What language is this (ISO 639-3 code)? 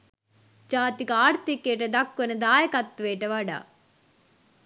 sin